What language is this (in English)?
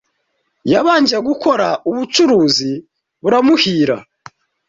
Kinyarwanda